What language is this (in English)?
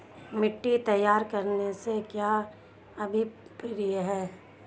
Hindi